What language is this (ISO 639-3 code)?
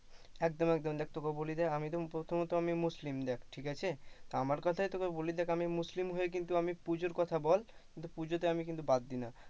ben